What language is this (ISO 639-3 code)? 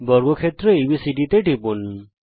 ben